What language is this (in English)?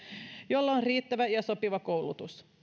Finnish